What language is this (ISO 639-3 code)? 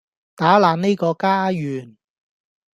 yue